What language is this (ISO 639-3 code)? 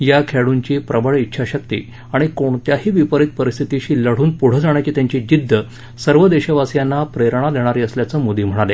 mar